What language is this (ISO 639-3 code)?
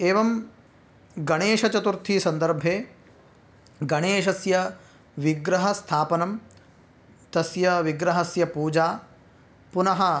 san